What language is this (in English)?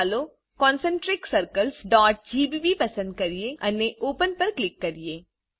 Gujarati